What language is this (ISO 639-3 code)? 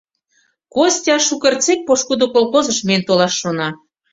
chm